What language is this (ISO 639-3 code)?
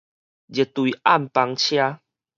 nan